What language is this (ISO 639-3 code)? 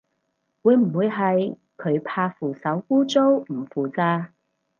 yue